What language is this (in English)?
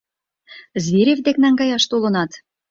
Mari